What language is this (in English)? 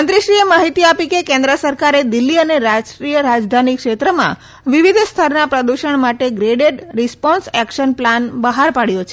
Gujarati